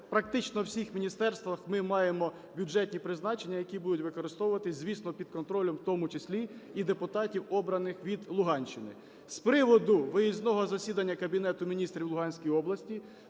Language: Ukrainian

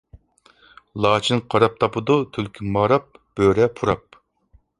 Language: Uyghur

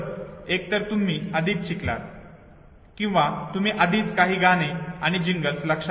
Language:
Marathi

